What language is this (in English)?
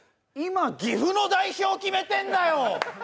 Japanese